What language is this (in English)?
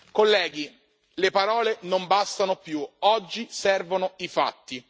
Italian